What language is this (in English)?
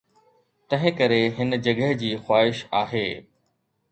Sindhi